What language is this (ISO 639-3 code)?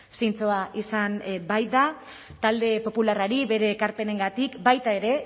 eus